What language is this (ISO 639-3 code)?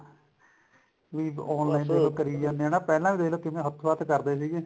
pan